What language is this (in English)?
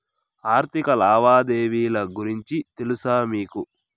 Telugu